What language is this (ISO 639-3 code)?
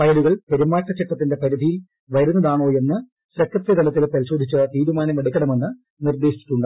mal